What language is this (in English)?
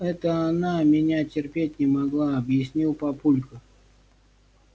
Russian